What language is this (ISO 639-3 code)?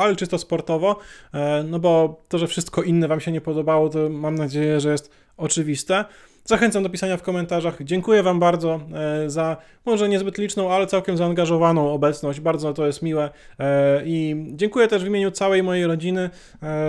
pol